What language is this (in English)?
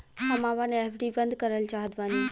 Bhojpuri